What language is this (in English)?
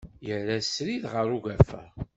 Kabyle